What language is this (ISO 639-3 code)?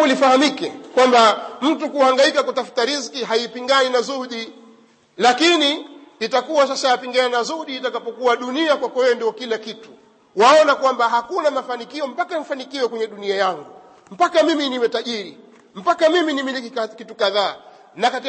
swa